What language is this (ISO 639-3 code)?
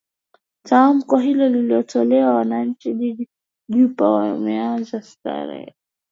swa